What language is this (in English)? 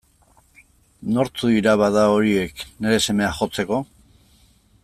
Basque